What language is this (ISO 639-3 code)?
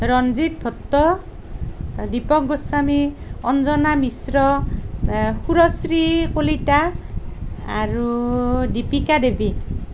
asm